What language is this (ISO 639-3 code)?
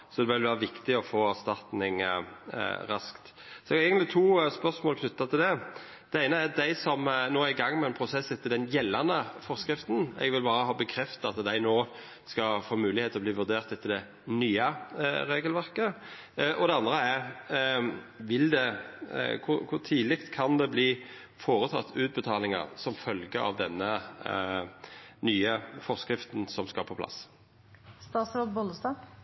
nno